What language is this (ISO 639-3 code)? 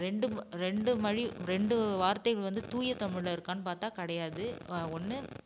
tam